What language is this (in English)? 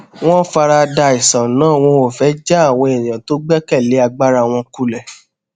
Yoruba